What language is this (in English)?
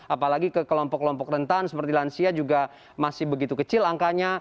Indonesian